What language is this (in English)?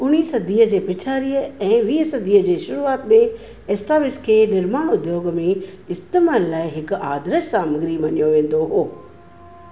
Sindhi